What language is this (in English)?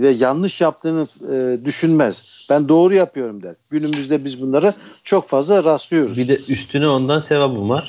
Turkish